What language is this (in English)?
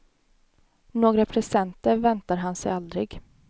Swedish